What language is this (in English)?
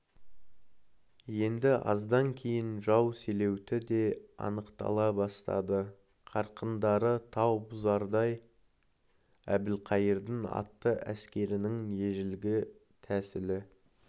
Kazakh